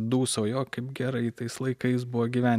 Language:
Lithuanian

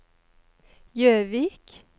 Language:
Norwegian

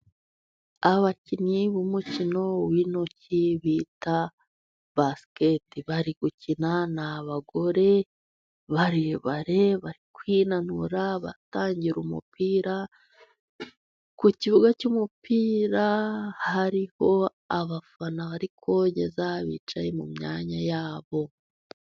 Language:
Kinyarwanda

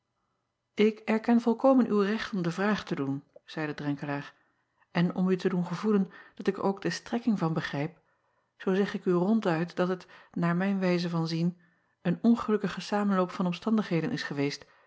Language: Dutch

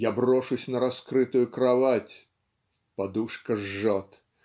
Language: Russian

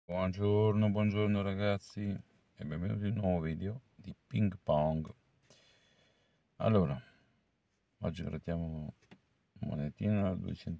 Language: Italian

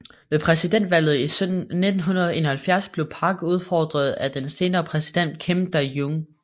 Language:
Danish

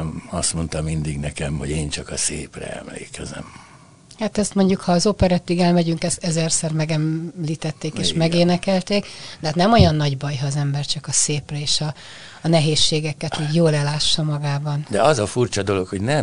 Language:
Hungarian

